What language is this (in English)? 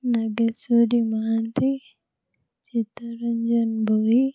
Odia